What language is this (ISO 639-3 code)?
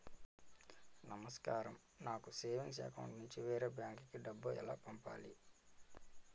tel